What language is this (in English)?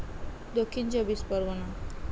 Santali